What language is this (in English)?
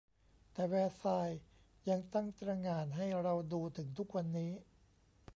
Thai